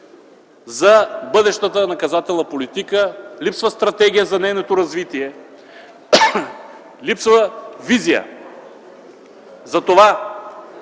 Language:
Bulgarian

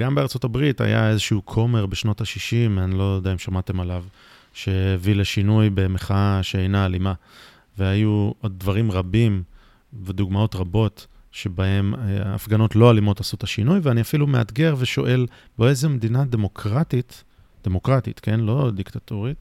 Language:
Hebrew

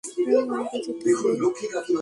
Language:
Bangla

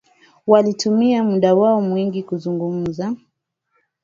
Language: Swahili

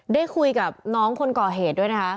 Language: Thai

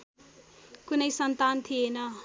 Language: Nepali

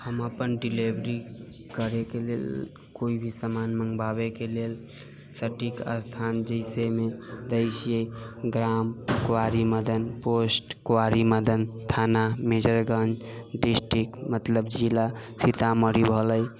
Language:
Maithili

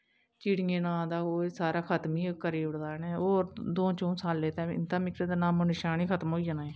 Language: Dogri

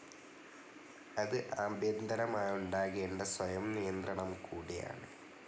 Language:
Malayalam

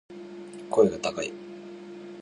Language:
Japanese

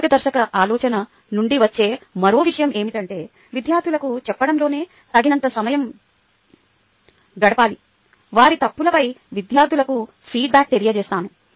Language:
Telugu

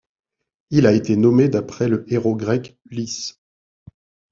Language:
French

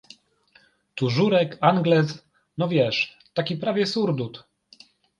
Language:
Polish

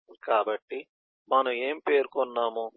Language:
Telugu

